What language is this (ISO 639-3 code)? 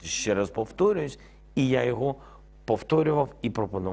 ind